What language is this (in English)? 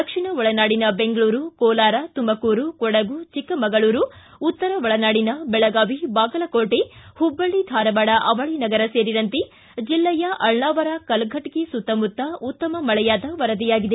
Kannada